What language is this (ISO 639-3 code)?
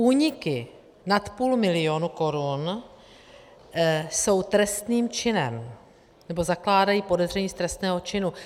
ces